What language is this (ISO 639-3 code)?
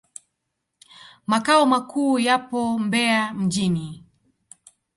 swa